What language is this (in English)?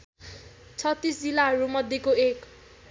Nepali